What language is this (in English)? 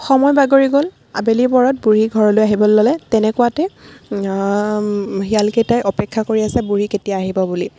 Assamese